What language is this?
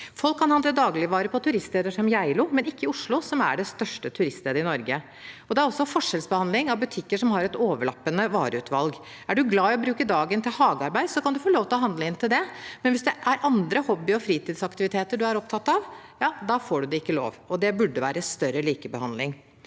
Norwegian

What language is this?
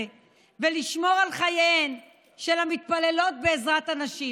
Hebrew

